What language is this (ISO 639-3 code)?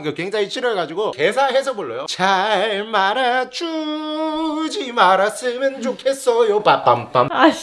kor